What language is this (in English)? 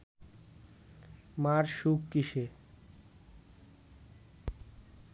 Bangla